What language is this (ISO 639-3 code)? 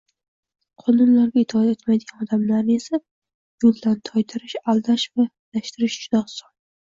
uzb